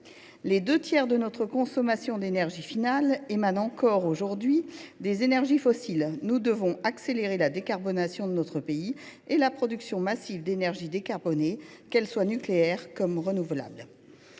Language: French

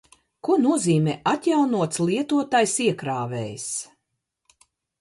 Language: Latvian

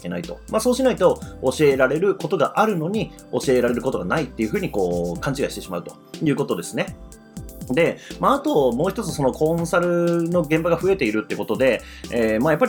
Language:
Japanese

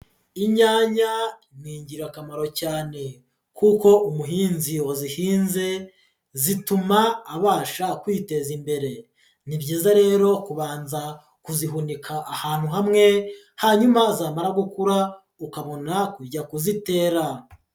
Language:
Kinyarwanda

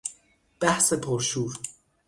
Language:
Persian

